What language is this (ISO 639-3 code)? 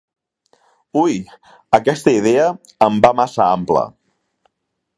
cat